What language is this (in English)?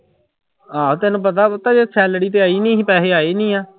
Punjabi